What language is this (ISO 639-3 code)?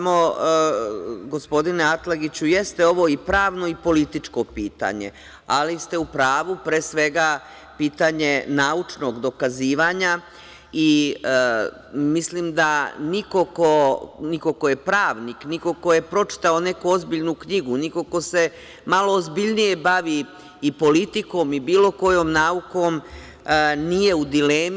srp